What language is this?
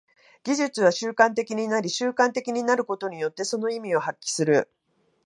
Japanese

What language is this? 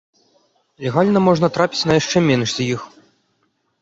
Belarusian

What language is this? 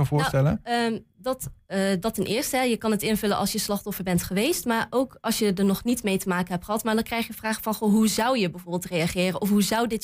Dutch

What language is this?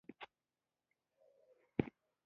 Pashto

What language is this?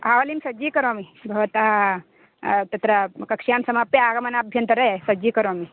Sanskrit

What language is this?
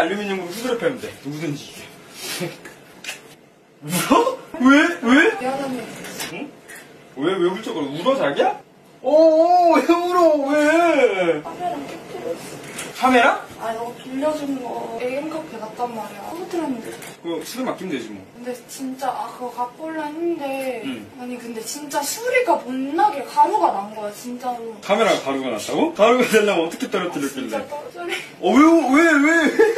Korean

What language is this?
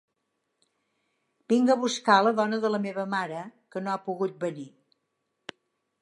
Catalan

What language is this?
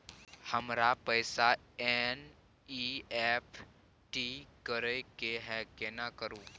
Maithili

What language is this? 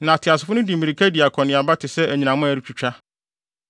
Akan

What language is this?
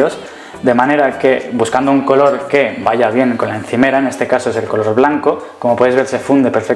Spanish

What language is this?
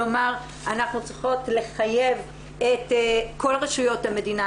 Hebrew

